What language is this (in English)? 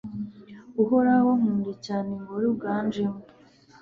Kinyarwanda